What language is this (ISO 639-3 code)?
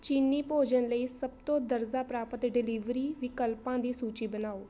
pan